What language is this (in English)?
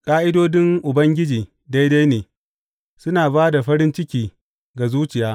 Hausa